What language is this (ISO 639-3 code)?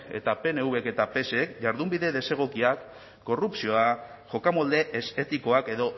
eus